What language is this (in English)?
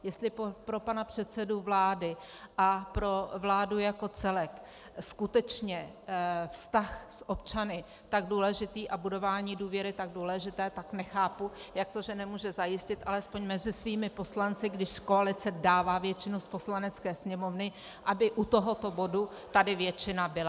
Czech